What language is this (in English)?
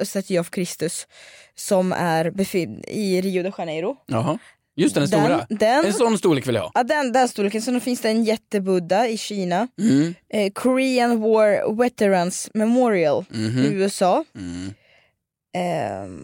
Swedish